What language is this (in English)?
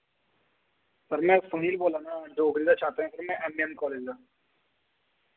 Dogri